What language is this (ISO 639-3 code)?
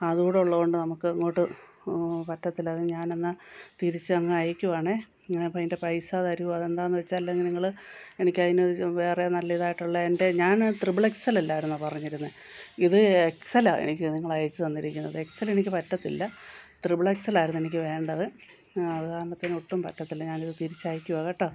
mal